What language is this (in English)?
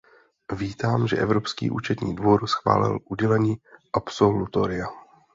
Czech